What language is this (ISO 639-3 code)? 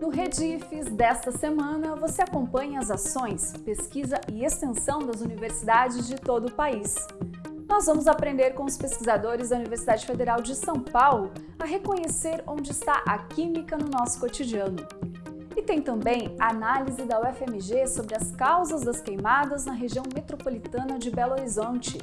por